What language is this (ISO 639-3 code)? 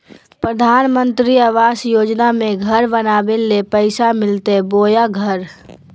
mag